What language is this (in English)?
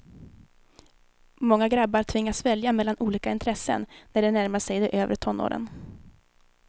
Swedish